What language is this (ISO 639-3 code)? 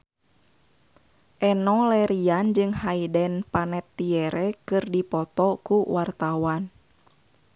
sun